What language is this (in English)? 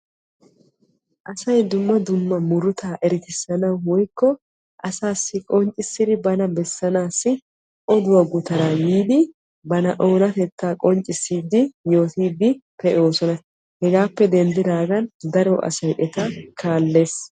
Wolaytta